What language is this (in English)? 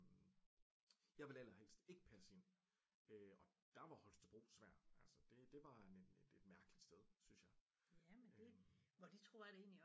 Danish